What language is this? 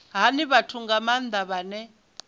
Venda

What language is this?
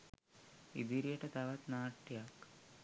Sinhala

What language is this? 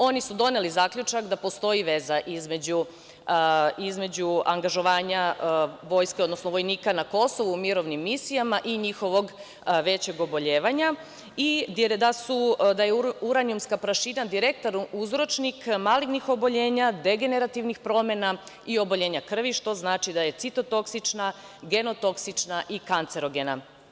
Serbian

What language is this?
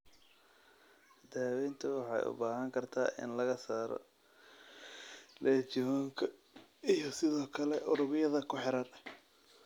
Somali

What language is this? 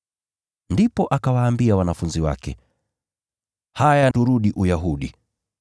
Swahili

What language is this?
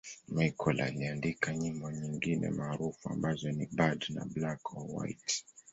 Swahili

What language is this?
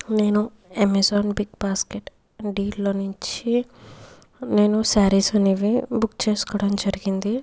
Telugu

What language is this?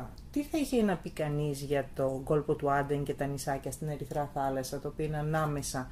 Greek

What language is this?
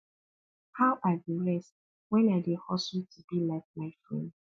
Nigerian Pidgin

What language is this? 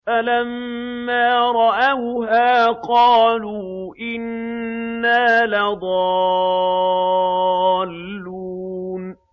Arabic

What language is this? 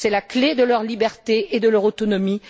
French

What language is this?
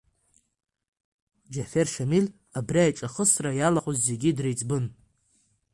Abkhazian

